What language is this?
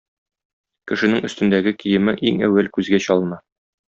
Tatar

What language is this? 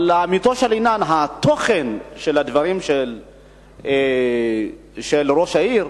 Hebrew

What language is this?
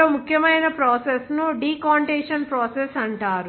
Telugu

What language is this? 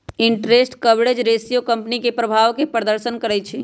Magahi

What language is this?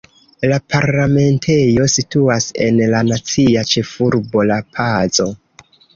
Esperanto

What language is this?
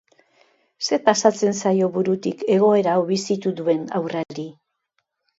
Basque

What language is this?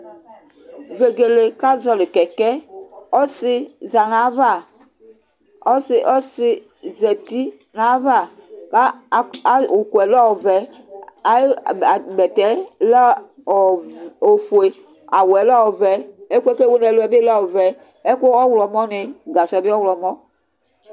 Ikposo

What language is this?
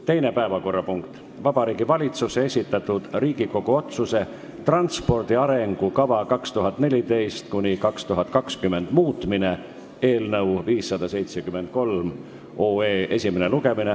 Estonian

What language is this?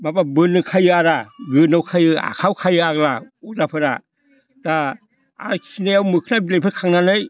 Bodo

